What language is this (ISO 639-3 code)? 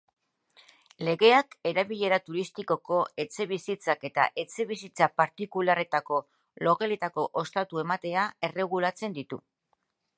eus